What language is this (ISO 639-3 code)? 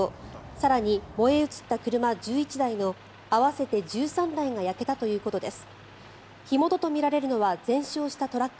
jpn